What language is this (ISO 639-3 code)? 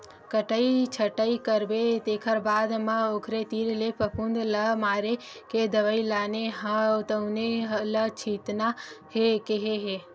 hne